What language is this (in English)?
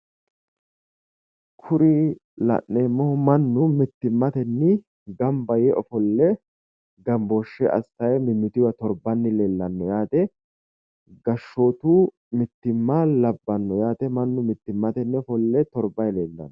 Sidamo